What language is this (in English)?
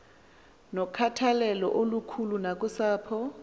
Xhosa